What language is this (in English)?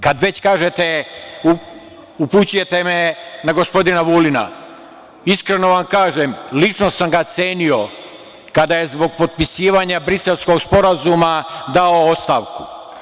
Serbian